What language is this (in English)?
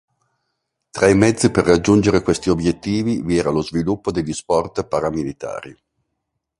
Italian